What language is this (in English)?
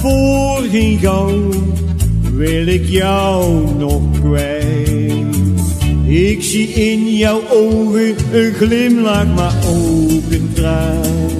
Dutch